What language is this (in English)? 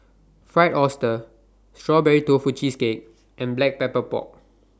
English